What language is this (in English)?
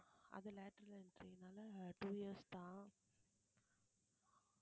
Tamil